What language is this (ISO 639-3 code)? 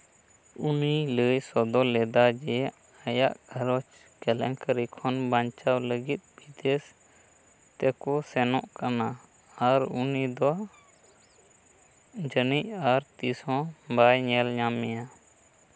sat